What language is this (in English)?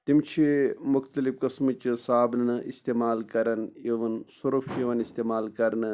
Kashmiri